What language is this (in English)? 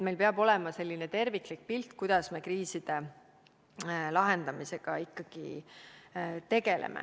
Estonian